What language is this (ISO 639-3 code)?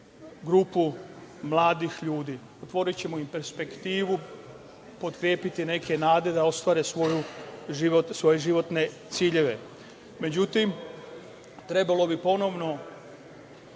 srp